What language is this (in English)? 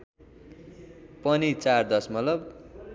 Nepali